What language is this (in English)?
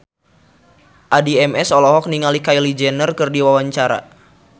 Sundanese